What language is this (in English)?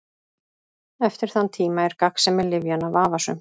Icelandic